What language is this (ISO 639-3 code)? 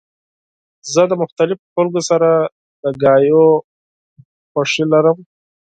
pus